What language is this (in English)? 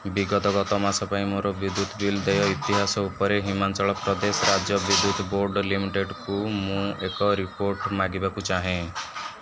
Odia